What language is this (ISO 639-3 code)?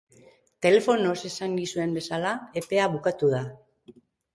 eus